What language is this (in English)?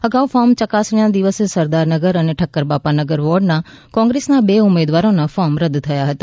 Gujarati